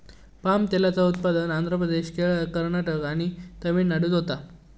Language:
Marathi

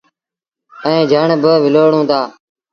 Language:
Sindhi Bhil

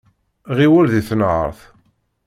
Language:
Kabyle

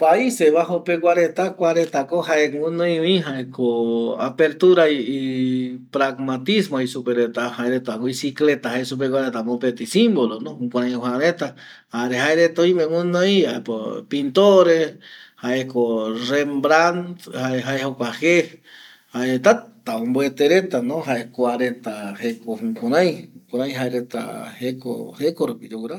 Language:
Eastern Bolivian Guaraní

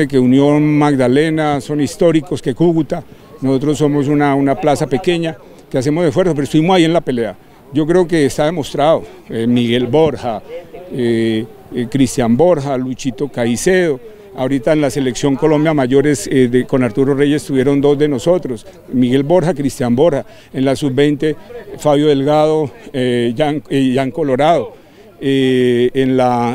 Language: Spanish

